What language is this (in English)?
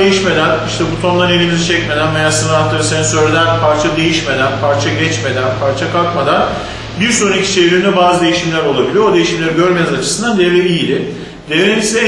Turkish